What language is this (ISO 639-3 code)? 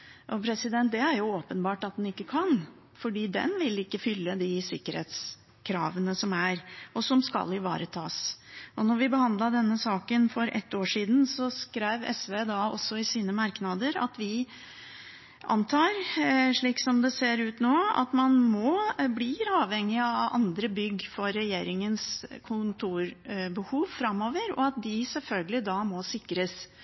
nob